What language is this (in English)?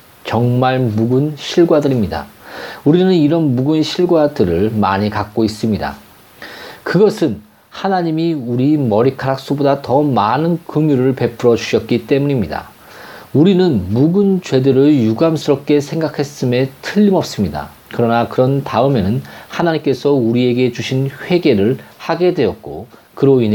Korean